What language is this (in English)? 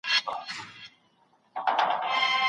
Pashto